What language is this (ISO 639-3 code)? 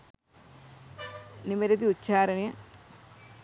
sin